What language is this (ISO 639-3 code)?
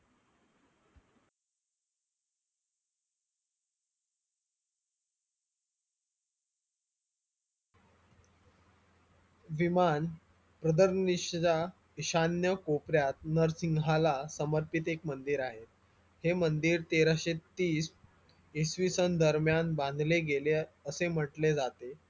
mar